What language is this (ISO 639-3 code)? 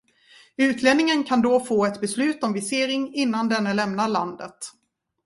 swe